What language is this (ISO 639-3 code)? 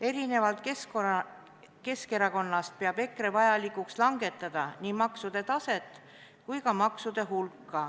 est